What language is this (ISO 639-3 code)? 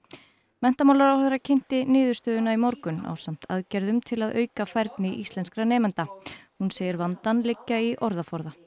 isl